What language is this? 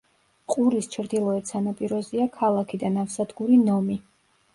Georgian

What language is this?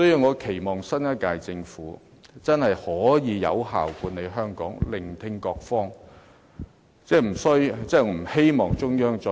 Cantonese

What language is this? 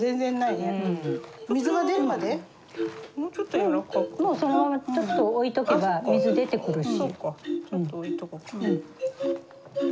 Japanese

